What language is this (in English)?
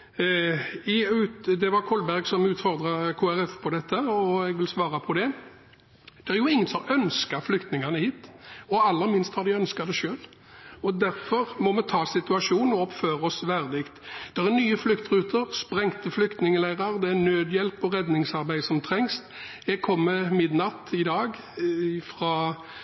Norwegian Bokmål